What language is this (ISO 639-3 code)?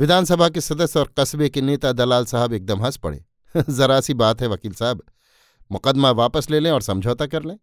hin